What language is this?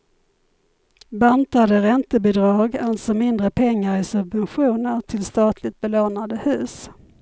Swedish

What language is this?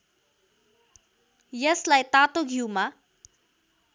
Nepali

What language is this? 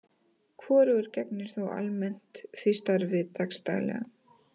Icelandic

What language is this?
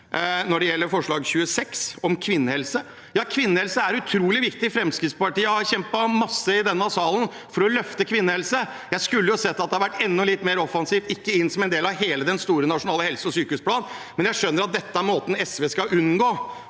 Norwegian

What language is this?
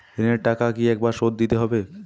Bangla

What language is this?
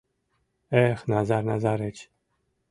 Mari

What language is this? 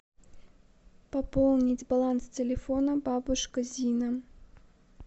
Russian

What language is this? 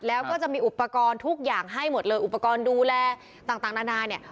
Thai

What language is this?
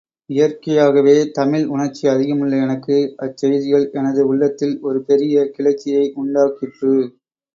Tamil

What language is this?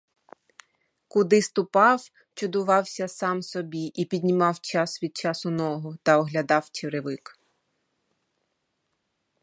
Ukrainian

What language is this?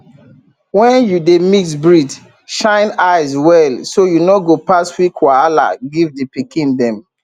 Nigerian Pidgin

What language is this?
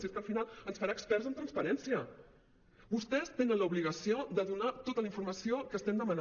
Catalan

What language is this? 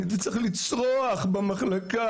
Hebrew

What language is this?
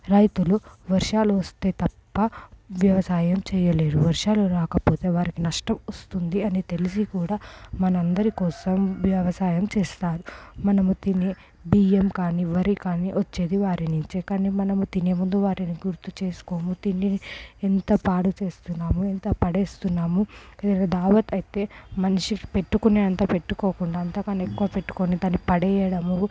Telugu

